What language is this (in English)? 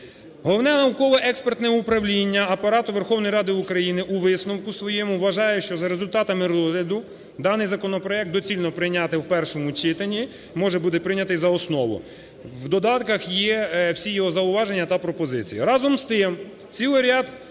Ukrainian